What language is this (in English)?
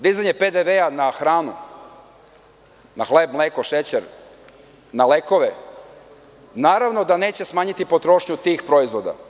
Serbian